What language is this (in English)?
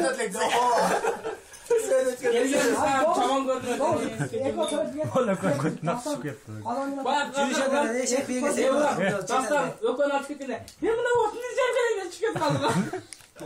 Turkish